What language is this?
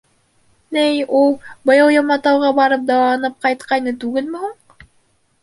Bashkir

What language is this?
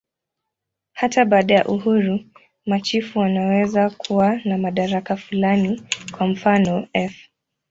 Swahili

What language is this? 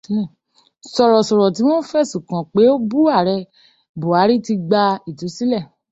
Yoruba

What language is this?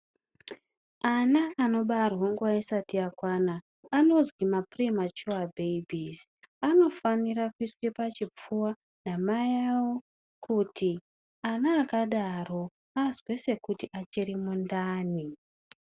Ndau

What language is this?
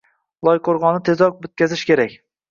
Uzbek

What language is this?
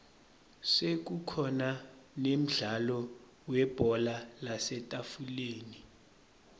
Swati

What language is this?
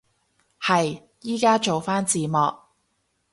Cantonese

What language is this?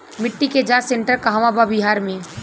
Bhojpuri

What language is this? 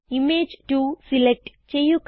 Malayalam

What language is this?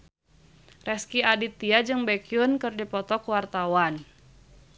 Sundanese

